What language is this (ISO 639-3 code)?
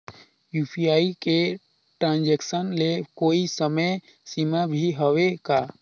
hne